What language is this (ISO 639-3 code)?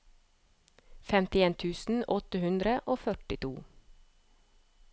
nor